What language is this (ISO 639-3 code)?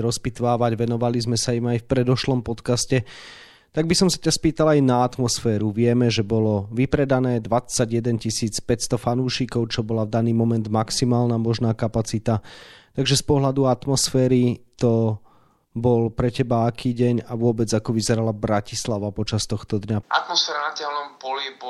slk